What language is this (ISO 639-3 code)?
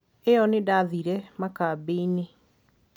kik